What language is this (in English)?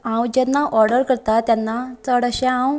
Konkani